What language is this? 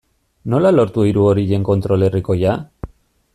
Basque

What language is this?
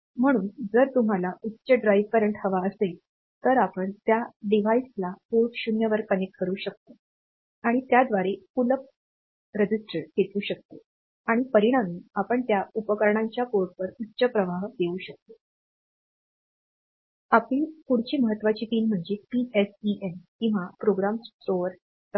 Marathi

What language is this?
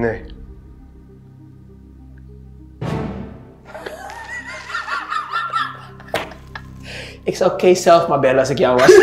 Dutch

